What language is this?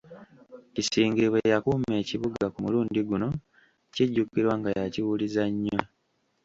Ganda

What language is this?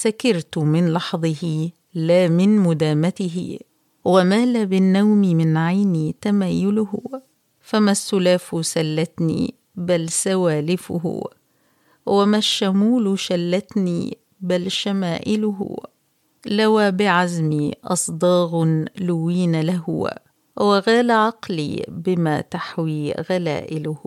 Arabic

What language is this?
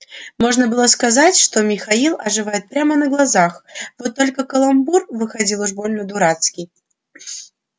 Russian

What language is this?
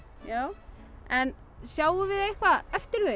Icelandic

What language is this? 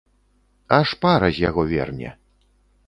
Belarusian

